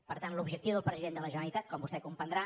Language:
Catalan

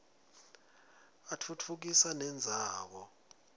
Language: Swati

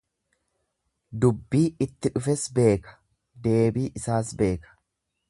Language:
Oromo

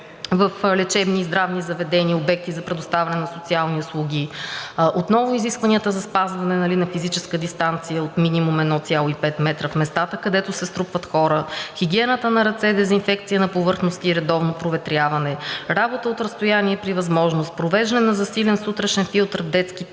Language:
Bulgarian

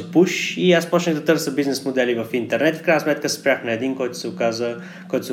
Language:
Bulgarian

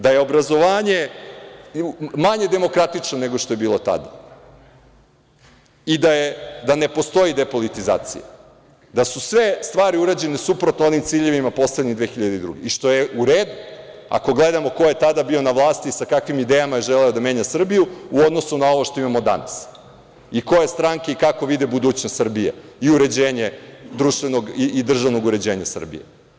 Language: Serbian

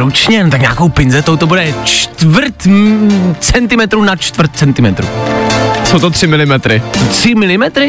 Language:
Czech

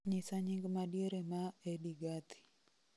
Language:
Luo (Kenya and Tanzania)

